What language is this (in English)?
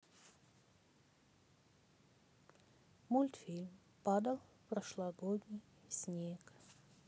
Russian